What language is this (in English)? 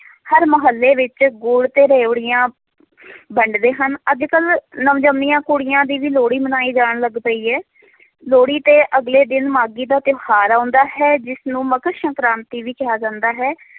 Punjabi